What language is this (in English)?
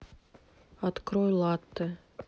Russian